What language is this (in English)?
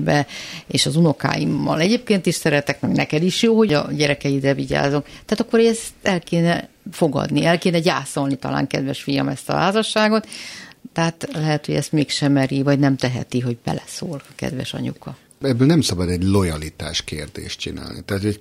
Hungarian